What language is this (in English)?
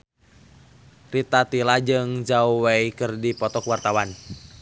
Sundanese